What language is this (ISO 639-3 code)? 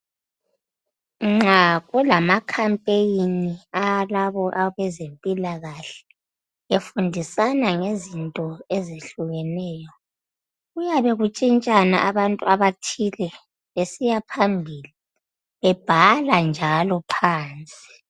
nde